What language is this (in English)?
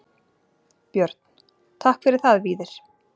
Icelandic